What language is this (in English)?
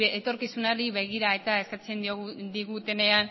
Basque